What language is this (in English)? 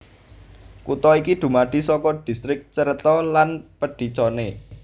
Javanese